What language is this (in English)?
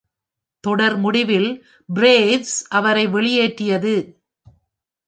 Tamil